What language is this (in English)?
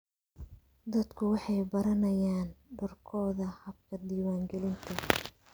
Somali